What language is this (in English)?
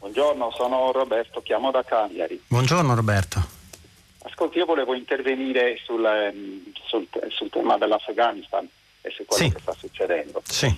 Italian